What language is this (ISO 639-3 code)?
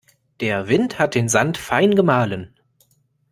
deu